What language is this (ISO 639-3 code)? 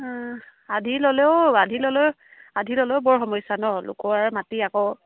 asm